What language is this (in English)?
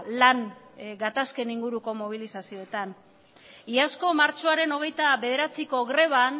Basque